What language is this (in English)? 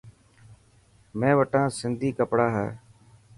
Dhatki